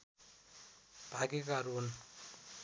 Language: Nepali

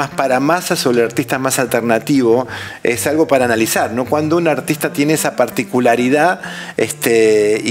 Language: Spanish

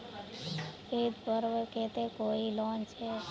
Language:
Magahi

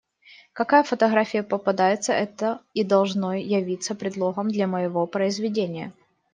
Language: Russian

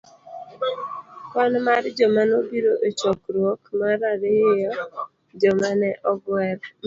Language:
Luo (Kenya and Tanzania)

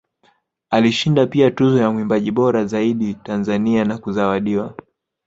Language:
Swahili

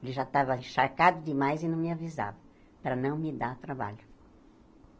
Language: Portuguese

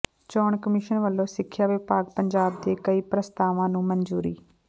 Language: Punjabi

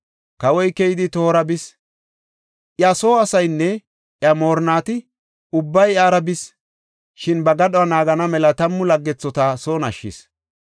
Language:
Gofa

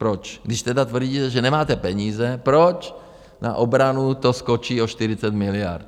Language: Czech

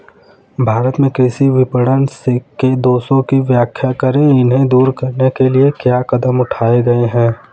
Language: Hindi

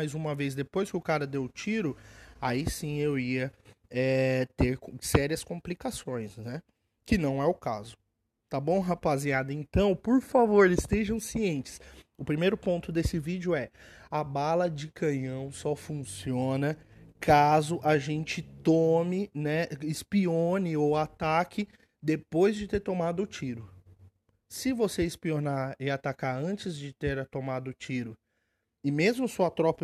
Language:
Portuguese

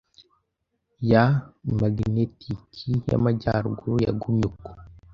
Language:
Kinyarwanda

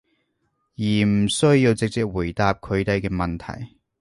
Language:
Cantonese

